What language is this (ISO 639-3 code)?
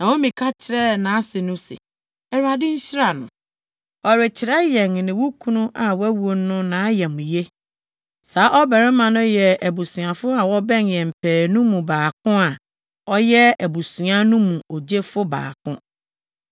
aka